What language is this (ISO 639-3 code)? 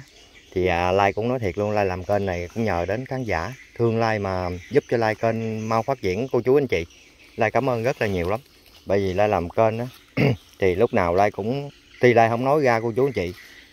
vie